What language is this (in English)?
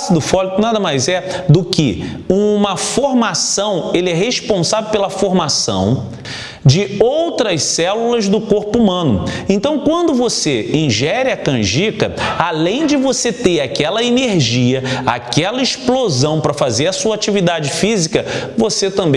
Portuguese